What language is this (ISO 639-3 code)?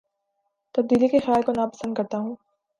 urd